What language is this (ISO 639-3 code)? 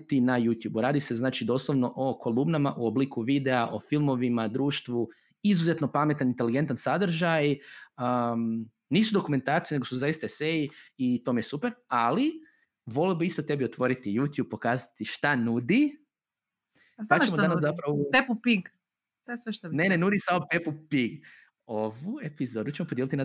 hrv